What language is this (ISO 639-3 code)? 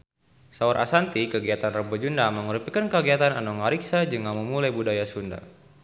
sun